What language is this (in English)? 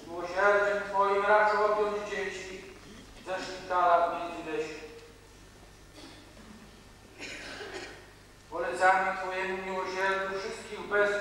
Polish